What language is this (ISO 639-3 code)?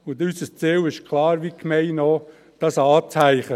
gsw